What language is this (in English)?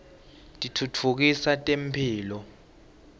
Swati